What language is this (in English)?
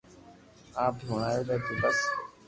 Loarki